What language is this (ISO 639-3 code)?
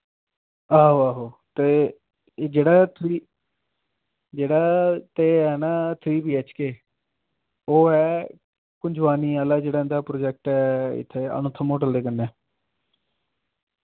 doi